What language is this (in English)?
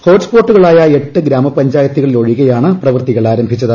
Malayalam